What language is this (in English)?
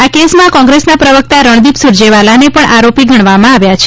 Gujarati